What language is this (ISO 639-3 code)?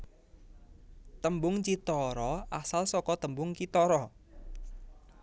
jav